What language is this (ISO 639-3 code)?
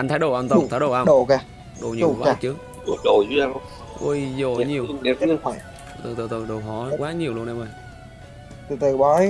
vie